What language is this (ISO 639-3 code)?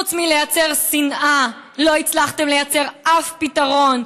heb